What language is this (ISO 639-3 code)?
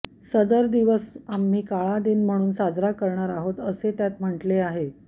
mar